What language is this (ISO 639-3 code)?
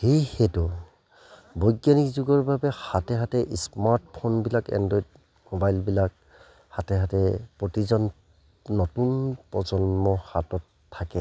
asm